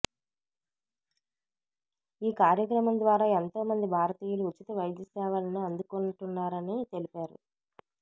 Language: Telugu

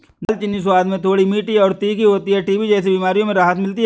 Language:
Hindi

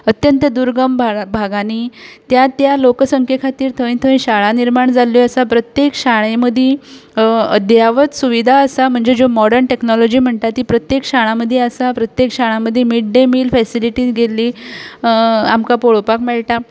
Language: Konkani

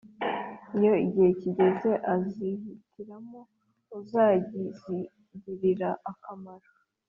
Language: Kinyarwanda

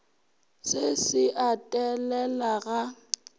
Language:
Northern Sotho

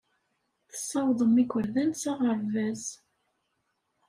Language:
Kabyle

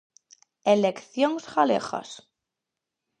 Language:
Galician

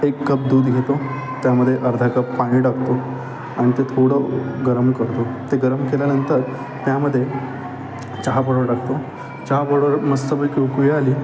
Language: Marathi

